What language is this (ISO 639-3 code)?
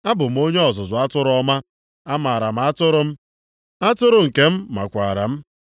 ibo